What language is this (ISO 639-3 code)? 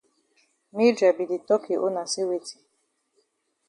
wes